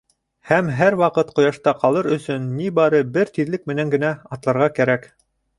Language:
Bashkir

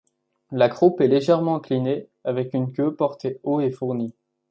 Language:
French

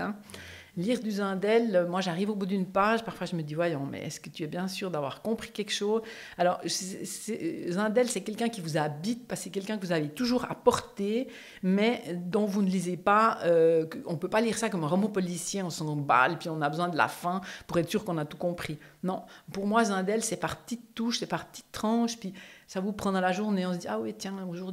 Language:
French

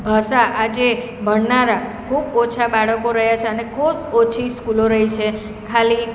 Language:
Gujarati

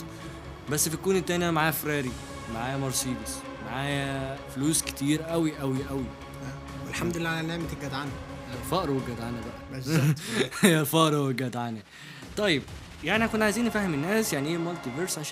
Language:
Arabic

